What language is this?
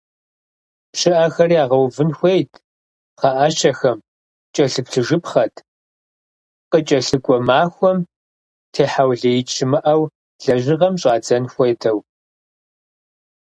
Kabardian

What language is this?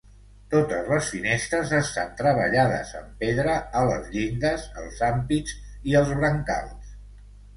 Catalan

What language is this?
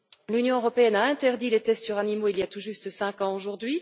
French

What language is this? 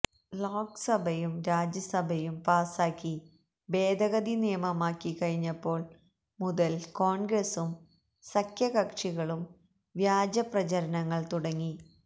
Malayalam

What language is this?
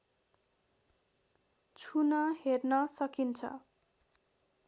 Nepali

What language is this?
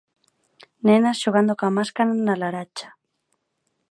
Galician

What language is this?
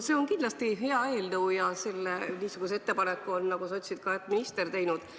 Estonian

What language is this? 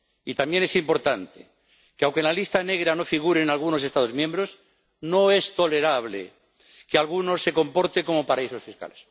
Spanish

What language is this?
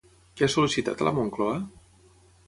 Catalan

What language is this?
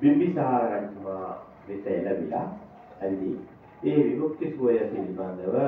Thai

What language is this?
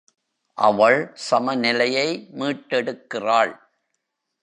Tamil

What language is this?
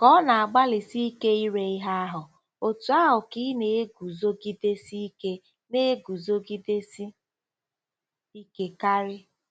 Igbo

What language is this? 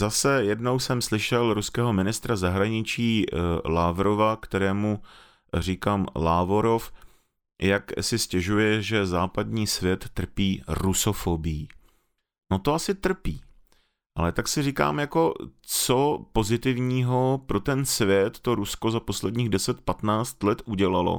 Czech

